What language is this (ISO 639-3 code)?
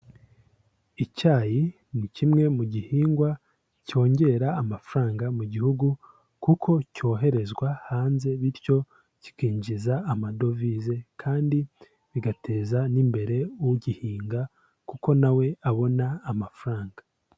kin